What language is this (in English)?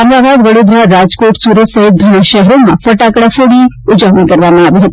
Gujarati